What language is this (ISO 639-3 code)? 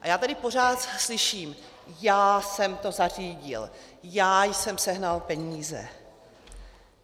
ces